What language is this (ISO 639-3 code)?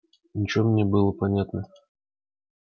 rus